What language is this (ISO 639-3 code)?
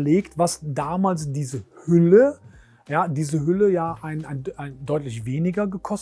deu